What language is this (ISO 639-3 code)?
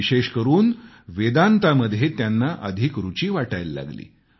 mar